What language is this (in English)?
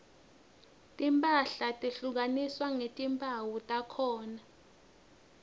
Swati